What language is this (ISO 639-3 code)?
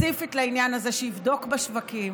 heb